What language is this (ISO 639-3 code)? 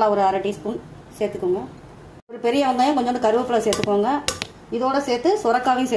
tam